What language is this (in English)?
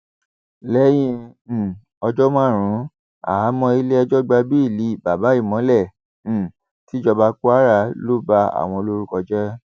Yoruba